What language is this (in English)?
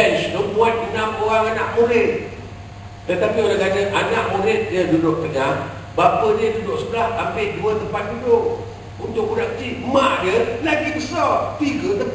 Malay